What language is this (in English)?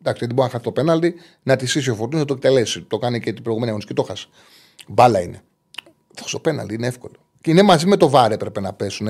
Greek